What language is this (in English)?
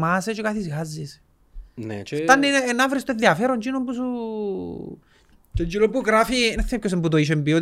Greek